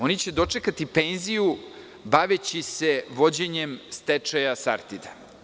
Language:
Serbian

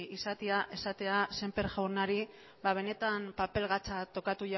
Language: Basque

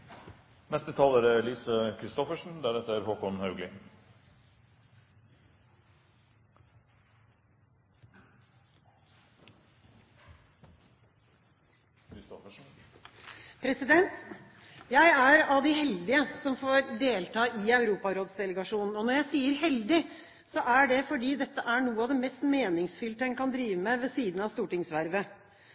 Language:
Norwegian Bokmål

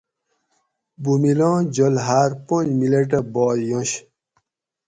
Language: Gawri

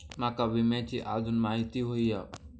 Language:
Marathi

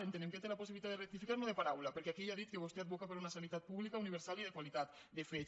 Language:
Catalan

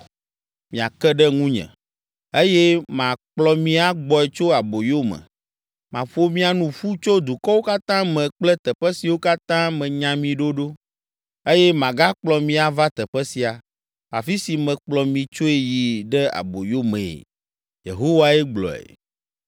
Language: Ewe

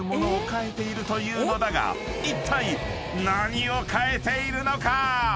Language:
Japanese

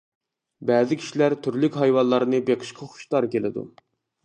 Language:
Uyghur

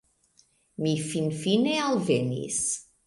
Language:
Esperanto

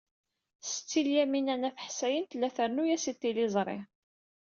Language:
Kabyle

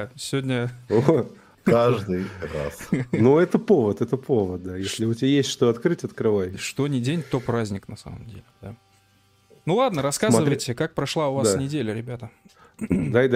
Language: Russian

